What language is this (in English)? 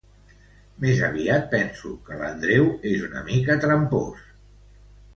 Catalan